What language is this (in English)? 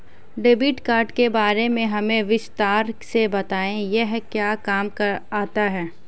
Hindi